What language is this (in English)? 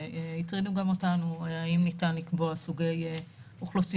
Hebrew